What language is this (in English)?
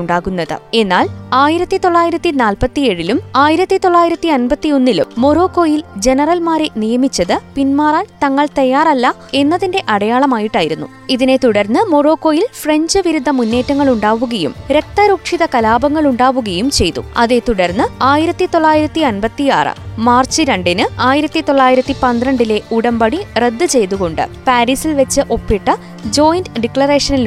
Malayalam